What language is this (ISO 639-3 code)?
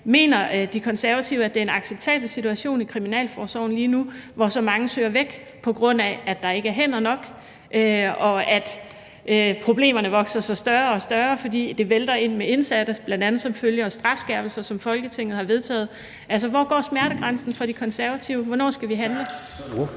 dan